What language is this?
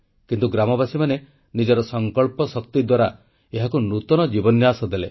Odia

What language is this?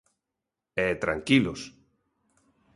Galician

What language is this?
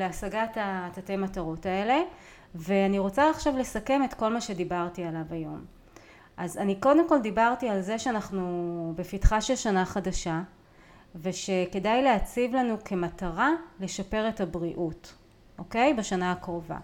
Hebrew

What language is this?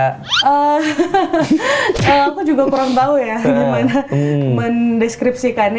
Indonesian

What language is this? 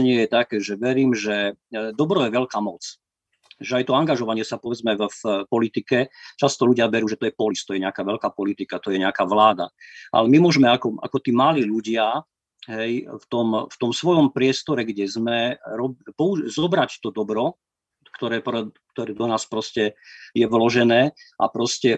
Slovak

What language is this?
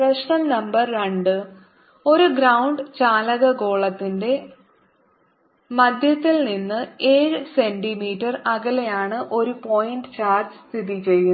Malayalam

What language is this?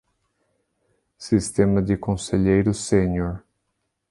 Portuguese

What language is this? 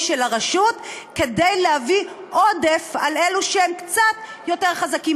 Hebrew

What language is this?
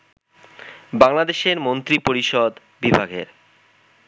Bangla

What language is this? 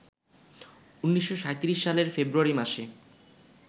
Bangla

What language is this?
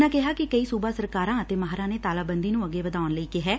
Punjabi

